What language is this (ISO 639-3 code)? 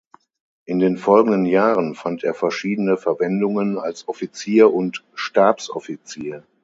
deu